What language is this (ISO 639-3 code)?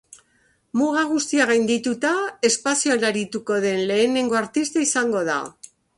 eus